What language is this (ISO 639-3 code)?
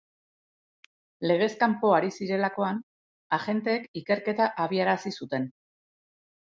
eus